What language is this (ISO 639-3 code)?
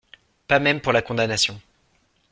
fra